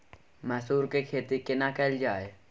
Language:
Maithili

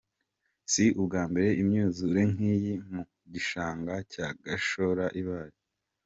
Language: Kinyarwanda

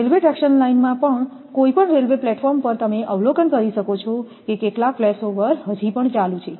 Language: Gujarati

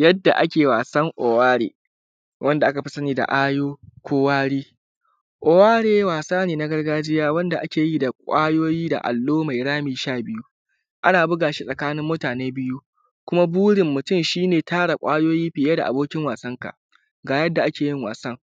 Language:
Hausa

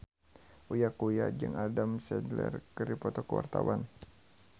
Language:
Sundanese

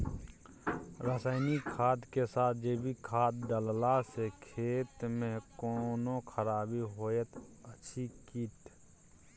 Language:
Maithili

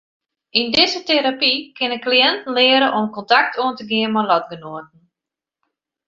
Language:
Western Frisian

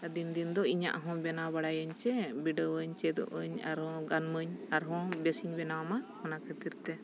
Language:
Santali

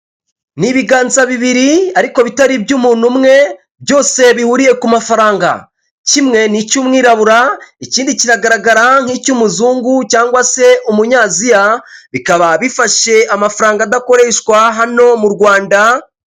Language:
Kinyarwanda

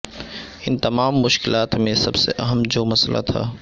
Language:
Urdu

